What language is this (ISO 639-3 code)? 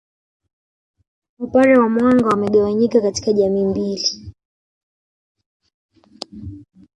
swa